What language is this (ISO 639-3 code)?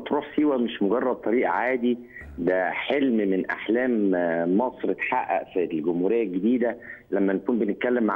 ara